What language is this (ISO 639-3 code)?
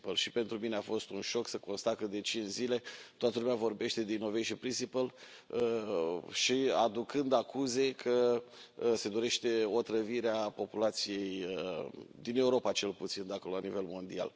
ron